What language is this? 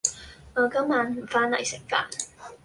Cantonese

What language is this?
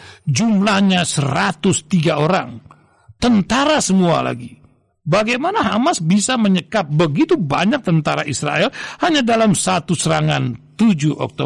Indonesian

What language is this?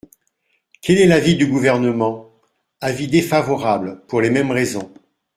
French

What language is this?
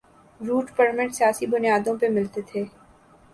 Urdu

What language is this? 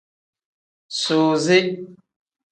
Tem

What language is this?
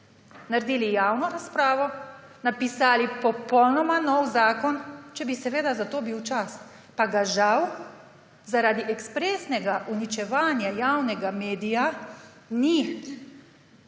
Slovenian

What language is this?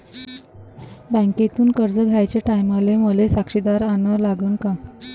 Marathi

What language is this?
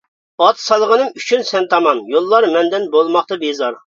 Uyghur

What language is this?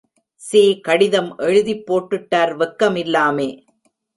Tamil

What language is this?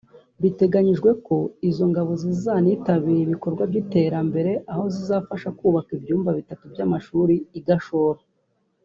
Kinyarwanda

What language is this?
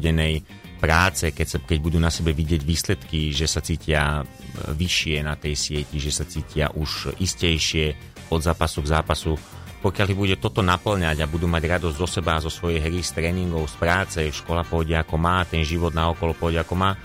Slovak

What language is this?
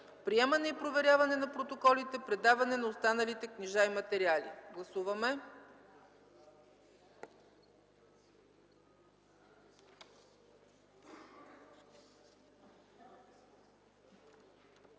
Bulgarian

